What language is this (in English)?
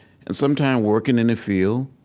English